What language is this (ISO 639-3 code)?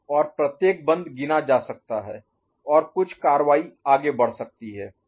hin